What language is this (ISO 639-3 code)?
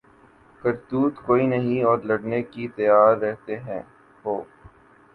urd